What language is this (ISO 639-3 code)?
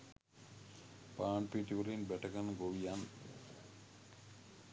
sin